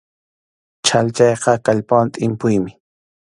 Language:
Arequipa-La Unión Quechua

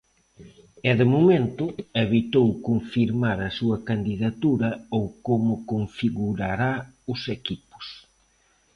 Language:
Galician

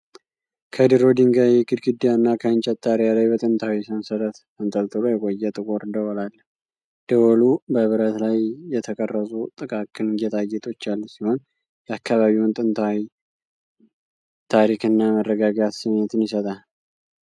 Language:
Amharic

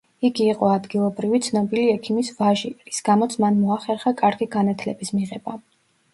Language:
Georgian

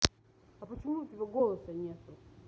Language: Russian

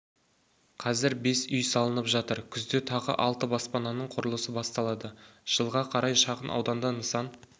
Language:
Kazakh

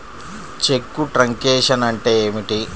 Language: Telugu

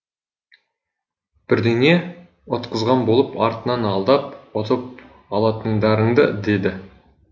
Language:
Kazakh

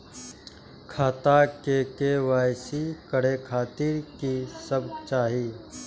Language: Maithili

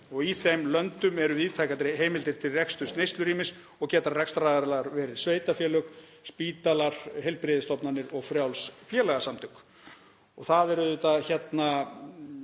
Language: Icelandic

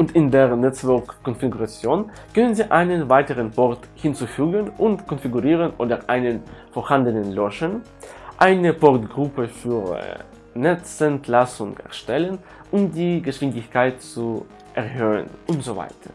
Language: German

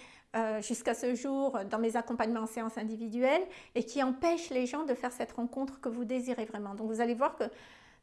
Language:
French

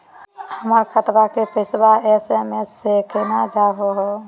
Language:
Magahi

